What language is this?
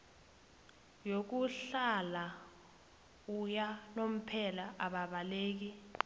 South Ndebele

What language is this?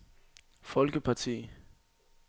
Danish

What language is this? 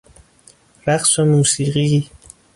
Persian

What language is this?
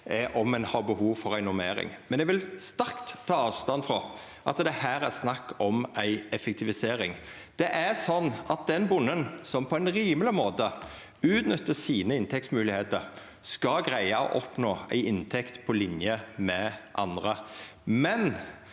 Norwegian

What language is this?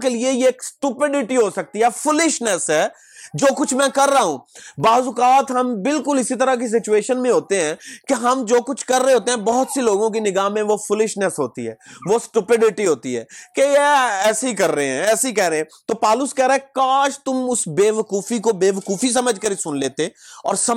Urdu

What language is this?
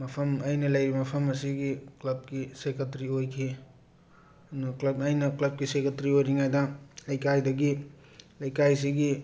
Manipuri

